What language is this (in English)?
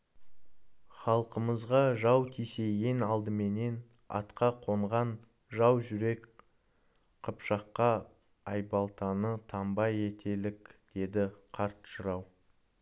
Kazakh